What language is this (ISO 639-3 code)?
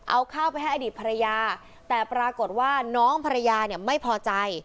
tha